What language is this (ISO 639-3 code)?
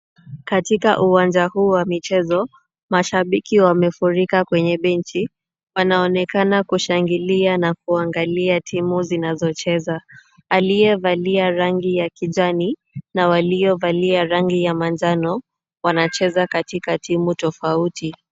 swa